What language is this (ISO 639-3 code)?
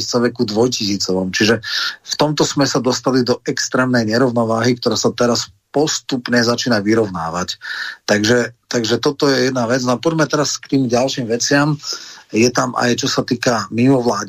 slk